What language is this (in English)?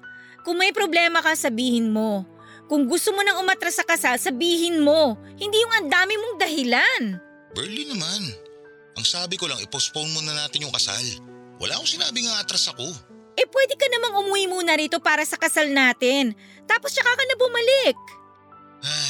Filipino